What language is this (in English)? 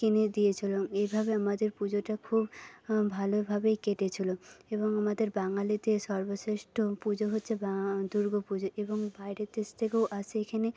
Bangla